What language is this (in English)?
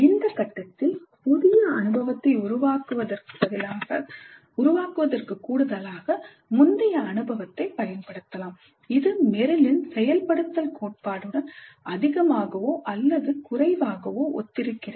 Tamil